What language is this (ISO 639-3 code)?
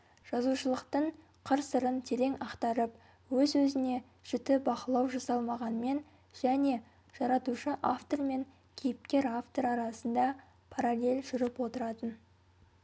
kaz